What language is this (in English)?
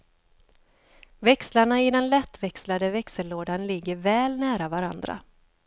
Swedish